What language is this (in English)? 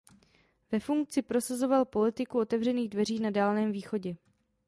Czech